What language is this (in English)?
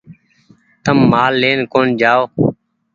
Goaria